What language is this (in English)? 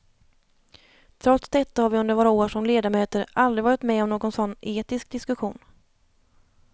Swedish